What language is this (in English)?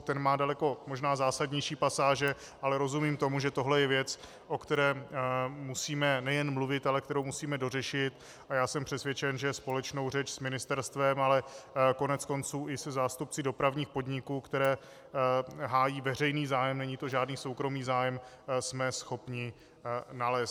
Czech